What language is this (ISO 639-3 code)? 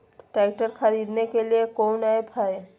mag